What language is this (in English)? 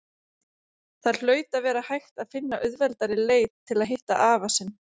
Icelandic